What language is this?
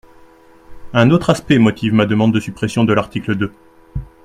French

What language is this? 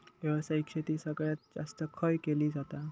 Marathi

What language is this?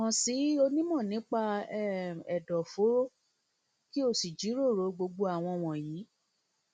Yoruba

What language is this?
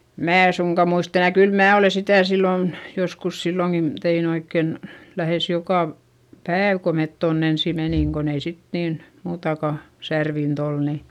Finnish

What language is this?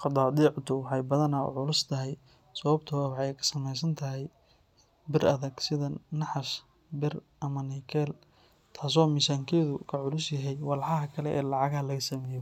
Somali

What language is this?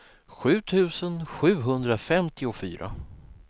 Swedish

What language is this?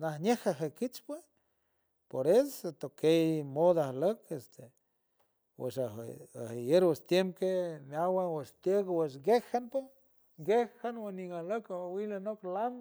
San Francisco Del Mar Huave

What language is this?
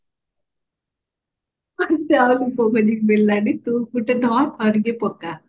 Odia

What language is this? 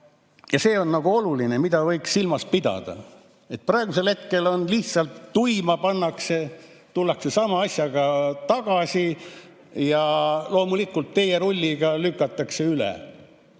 Estonian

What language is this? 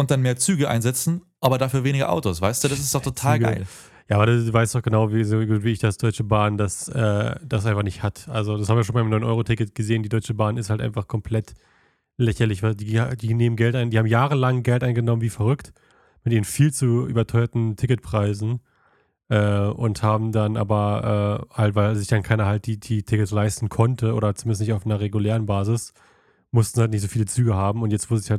German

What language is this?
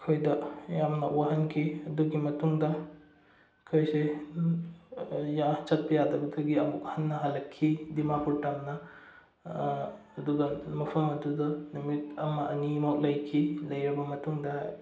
Manipuri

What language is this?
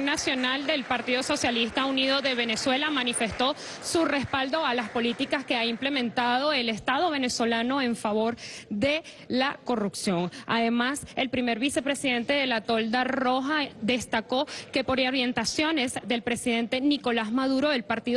Spanish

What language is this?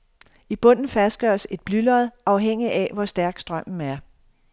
Danish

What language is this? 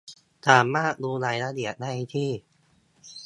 Thai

